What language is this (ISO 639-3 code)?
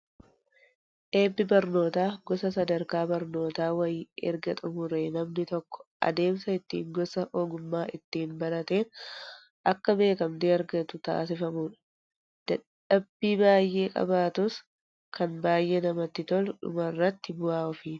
orm